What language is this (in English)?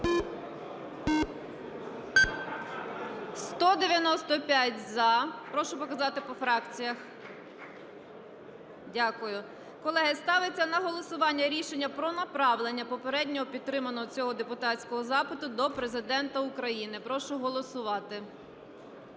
Ukrainian